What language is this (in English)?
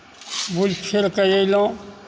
Maithili